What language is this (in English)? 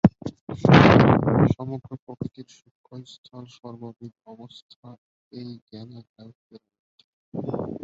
Bangla